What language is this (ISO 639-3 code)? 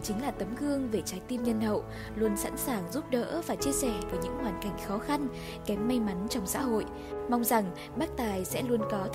vie